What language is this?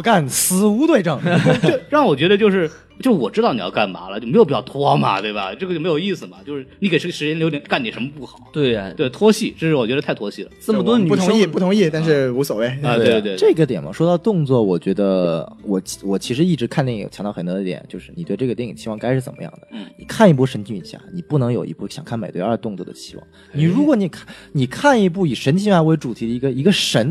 Chinese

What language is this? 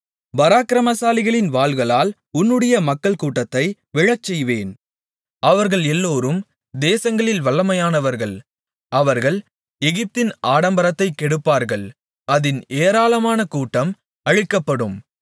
Tamil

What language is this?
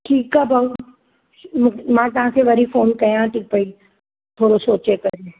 Sindhi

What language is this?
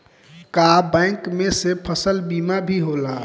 Bhojpuri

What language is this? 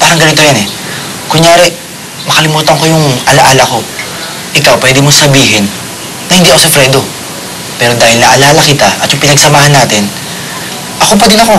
Filipino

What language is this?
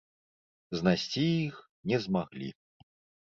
Belarusian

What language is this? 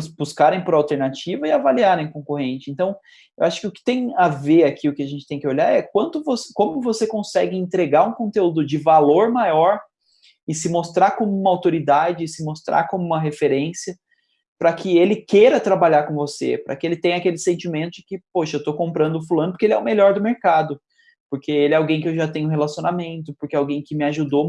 Portuguese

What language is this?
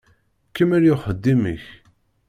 Kabyle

